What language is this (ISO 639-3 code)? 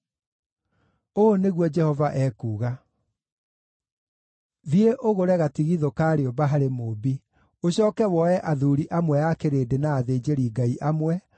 kik